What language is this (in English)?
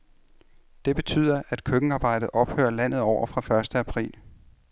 Danish